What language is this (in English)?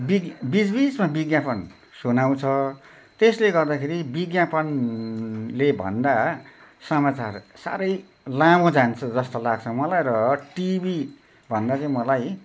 Nepali